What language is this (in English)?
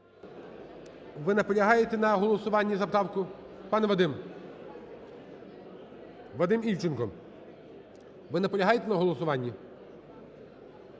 Ukrainian